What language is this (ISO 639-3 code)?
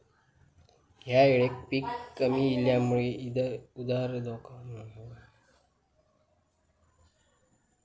mar